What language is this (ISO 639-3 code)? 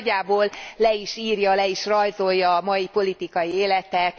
hun